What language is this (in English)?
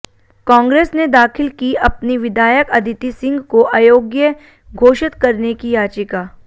Hindi